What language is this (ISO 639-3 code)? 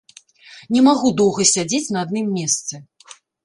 bel